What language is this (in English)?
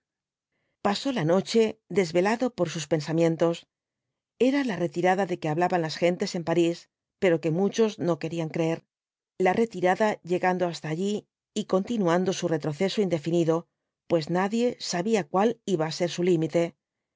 Spanish